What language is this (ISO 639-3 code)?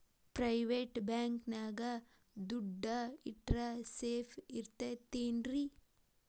kan